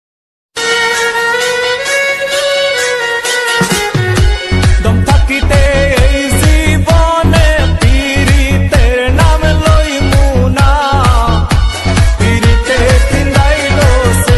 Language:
Thai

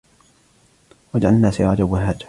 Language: Arabic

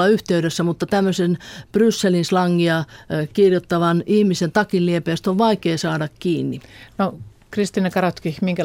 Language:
Finnish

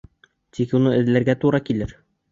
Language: Bashkir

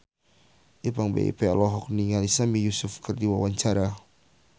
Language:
Sundanese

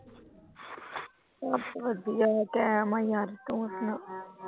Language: Punjabi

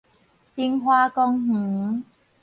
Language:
Min Nan Chinese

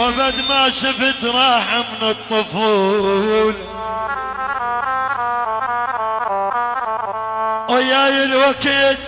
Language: Arabic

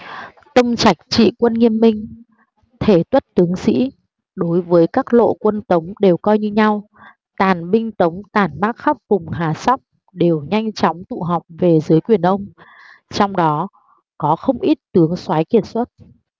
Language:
Vietnamese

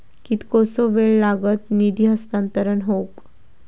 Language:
Marathi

